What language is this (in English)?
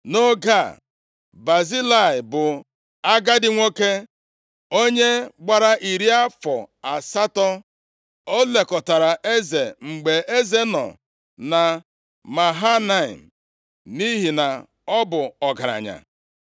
Igbo